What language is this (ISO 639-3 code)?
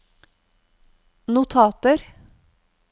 nor